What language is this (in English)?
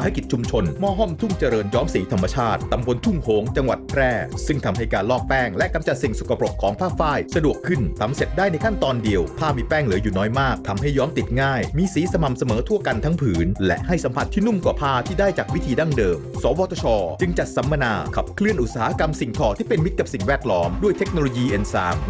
Thai